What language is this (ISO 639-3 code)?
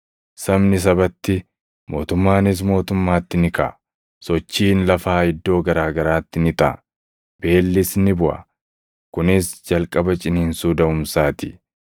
orm